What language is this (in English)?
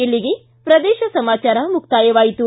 Kannada